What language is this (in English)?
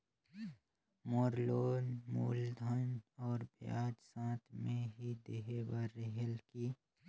Chhattisgarhi